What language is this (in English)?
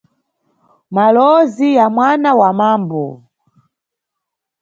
Nyungwe